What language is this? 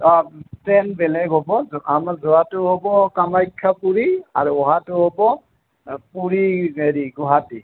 Assamese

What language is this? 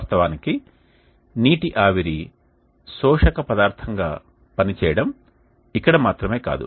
Telugu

